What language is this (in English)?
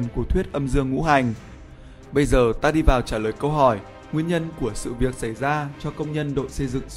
Vietnamese